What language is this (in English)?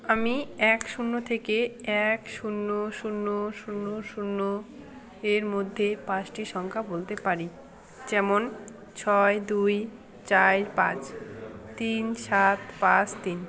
Bangla